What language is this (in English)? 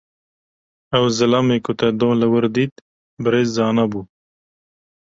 Kurdish